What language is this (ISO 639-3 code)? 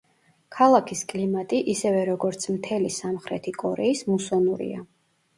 kat